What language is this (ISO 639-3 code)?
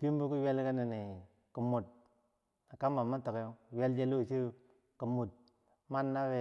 bsj